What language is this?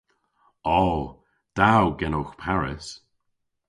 Cornish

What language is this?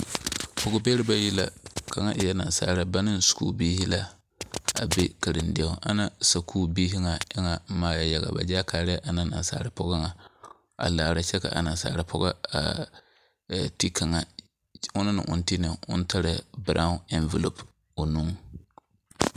Southern Dagaare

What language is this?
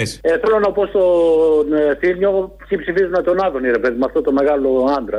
Greek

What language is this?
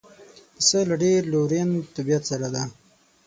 Pashto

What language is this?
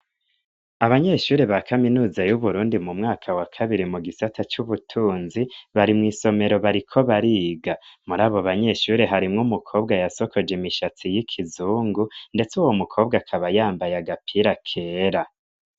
Rundi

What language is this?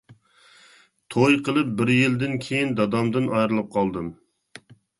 Uyghur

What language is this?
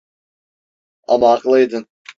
Turkish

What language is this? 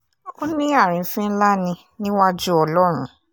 Yoruba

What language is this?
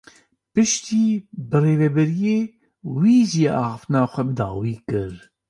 Kurdish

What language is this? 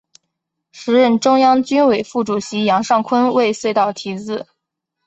Chinese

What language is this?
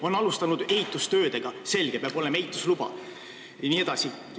Estonian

